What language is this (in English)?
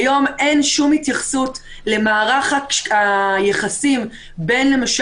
Hebrew